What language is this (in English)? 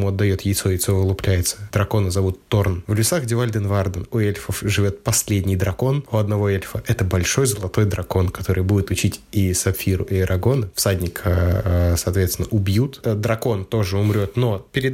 Russian